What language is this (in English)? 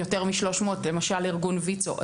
Hebrew